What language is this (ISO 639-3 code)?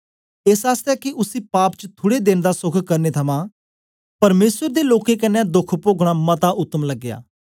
doi